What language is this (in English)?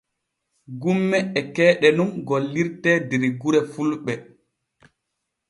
Borgu Fulfulde